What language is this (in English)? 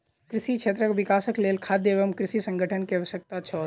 Maithili